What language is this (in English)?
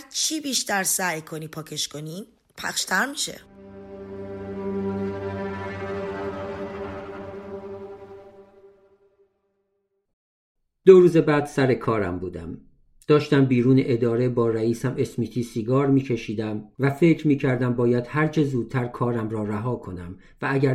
Persian